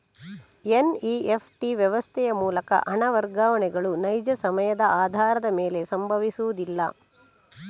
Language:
Kannada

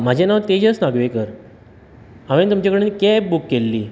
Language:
Konkani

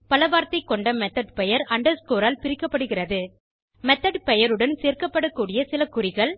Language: Tamil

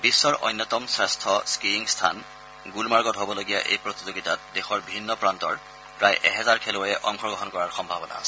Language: Assamese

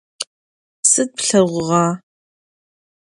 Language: Adyghe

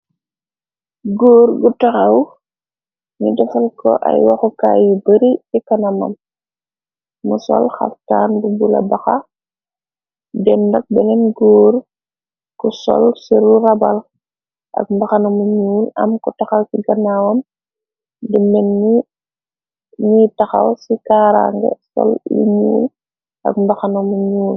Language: Wolof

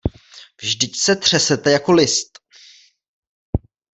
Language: Czech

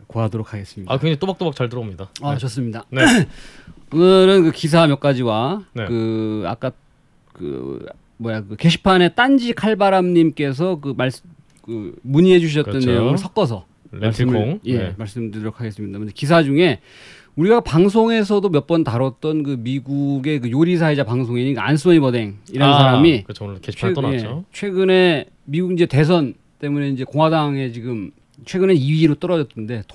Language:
Korean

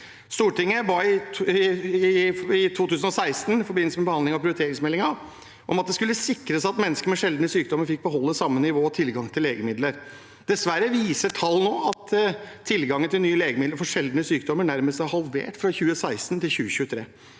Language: Norwegian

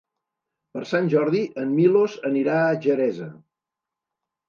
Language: Catalan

